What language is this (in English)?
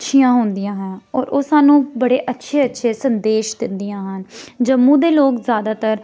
Dogri